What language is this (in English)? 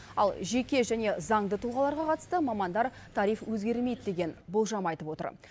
Kazakh